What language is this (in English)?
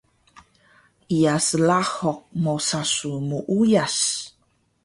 Taroko